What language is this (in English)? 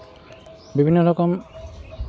Santali